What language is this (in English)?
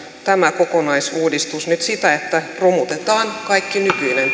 Finnish